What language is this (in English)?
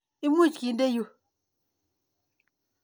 Kalenjin